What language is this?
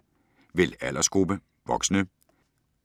Danish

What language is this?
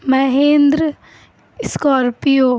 Urdu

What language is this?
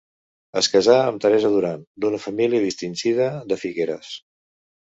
Catalan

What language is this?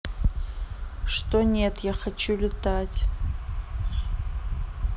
Russian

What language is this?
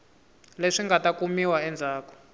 Tsonga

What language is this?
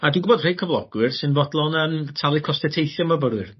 Welsh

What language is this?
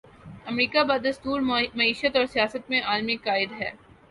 Urdu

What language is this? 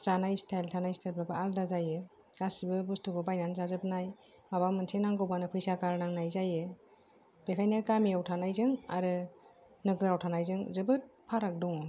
Bodo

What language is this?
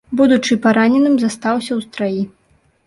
Belarusian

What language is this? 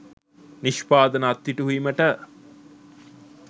Sinhala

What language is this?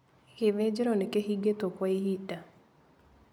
Kikuyu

